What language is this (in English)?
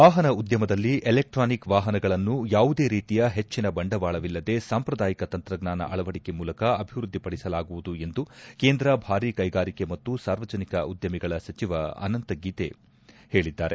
Kannada